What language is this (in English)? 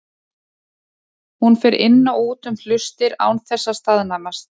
Icelandic